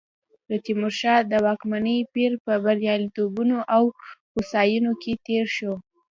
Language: Pashto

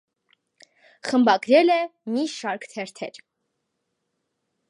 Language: Armenian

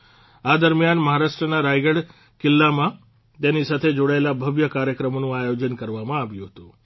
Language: Gujarati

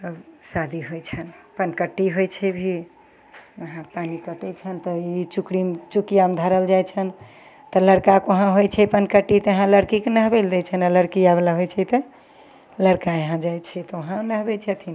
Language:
Maithili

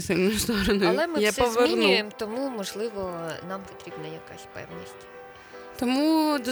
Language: Ukrainian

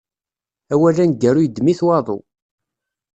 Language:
Kabyle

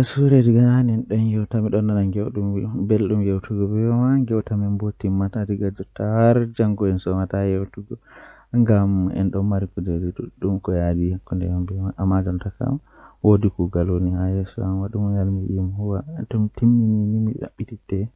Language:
Western Niger Fulfulde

